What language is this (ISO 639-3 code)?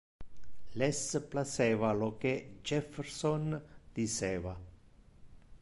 ina